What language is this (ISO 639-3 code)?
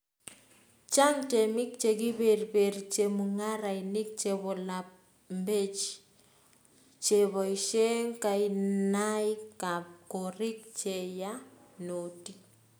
kln